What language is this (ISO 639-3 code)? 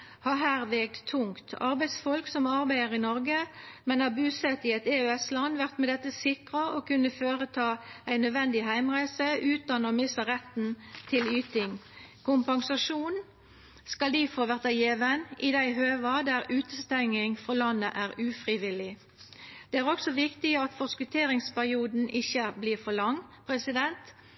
nno